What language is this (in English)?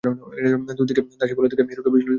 Bangla